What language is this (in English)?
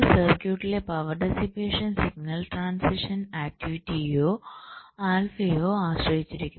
Malayalam